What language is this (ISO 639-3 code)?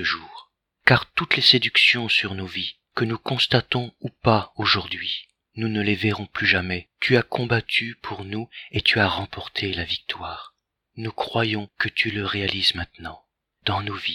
fra